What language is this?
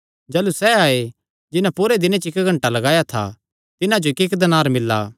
Kangri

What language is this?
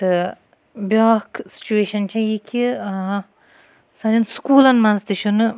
Kashmiri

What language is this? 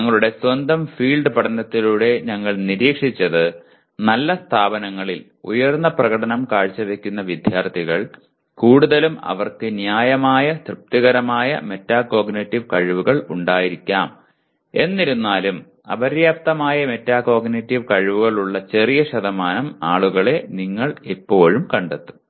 Malayalam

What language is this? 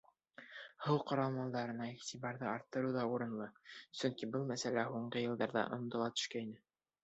Bashkir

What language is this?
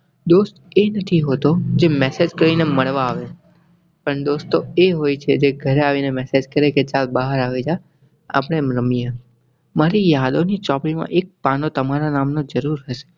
Gujarati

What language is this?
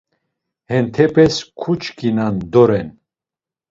Laz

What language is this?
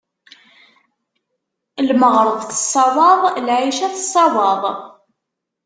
Kabyle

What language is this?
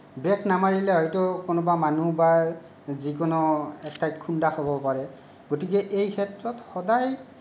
Assamese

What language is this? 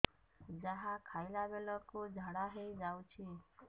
Odia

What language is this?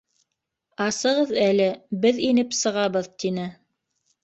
Bashkir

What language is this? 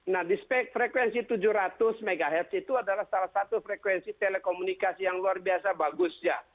Indonesian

